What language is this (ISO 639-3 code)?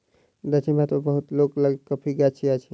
mai